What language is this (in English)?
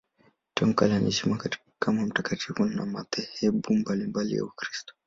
Swahili